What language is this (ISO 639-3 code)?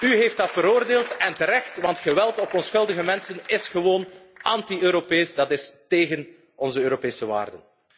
nld